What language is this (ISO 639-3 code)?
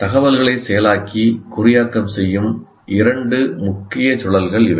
tam